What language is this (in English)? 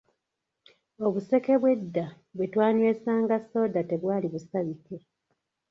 Ganda